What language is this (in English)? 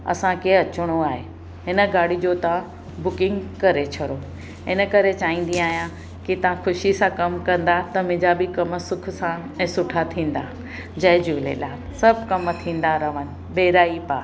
Sindhi